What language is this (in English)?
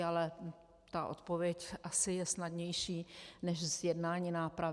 Czech